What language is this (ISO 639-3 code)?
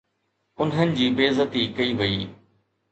snd